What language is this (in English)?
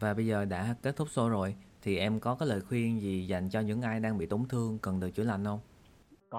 Vietnamese